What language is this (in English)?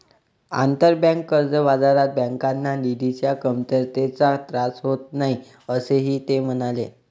Marathi